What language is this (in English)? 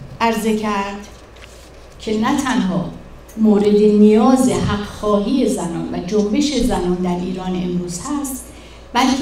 Persian